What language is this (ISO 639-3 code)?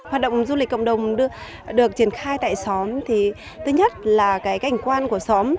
vie